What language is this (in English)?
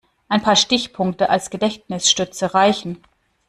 German